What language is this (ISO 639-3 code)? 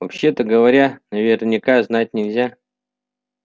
rus